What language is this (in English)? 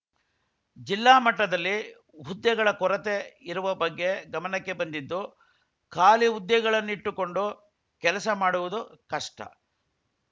Kannada